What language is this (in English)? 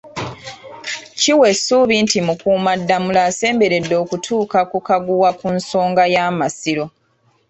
Ganda